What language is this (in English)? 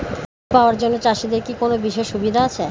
Bangla